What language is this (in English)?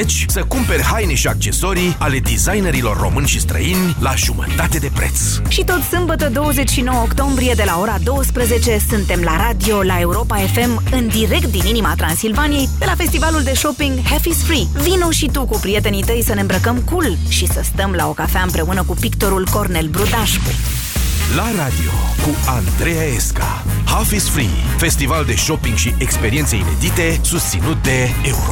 Romanian